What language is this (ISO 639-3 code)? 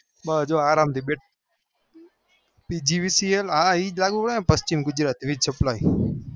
guj